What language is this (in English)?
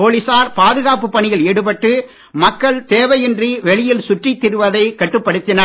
Tamil